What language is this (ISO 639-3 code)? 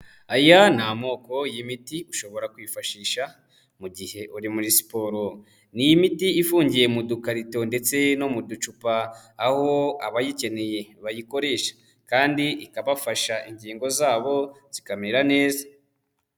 kin